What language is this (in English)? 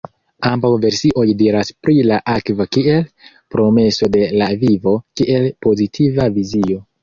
Esperanto